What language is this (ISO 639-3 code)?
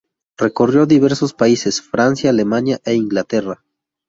spa